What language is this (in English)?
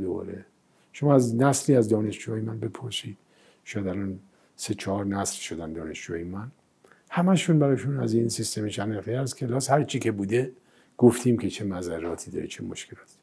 Persian